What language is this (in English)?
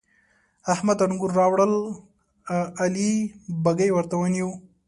Pashto